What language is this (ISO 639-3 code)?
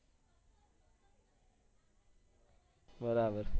guj